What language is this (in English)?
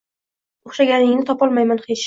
Uzbek